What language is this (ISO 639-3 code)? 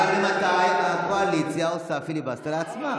heb